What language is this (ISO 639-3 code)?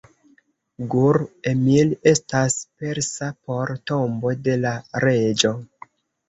epo